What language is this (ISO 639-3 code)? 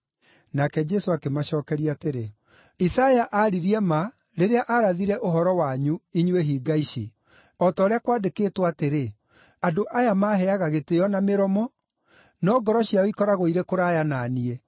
kik